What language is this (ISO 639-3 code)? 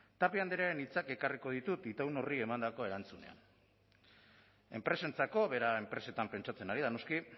eus